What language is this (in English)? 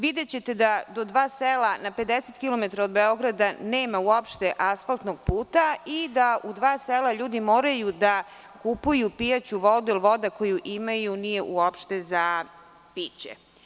Serbian